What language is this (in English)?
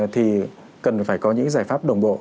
Vietnamese